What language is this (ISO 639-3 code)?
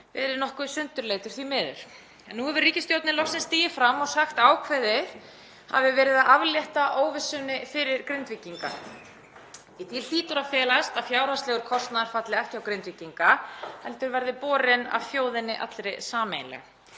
isl